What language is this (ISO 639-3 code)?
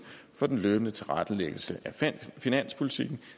dan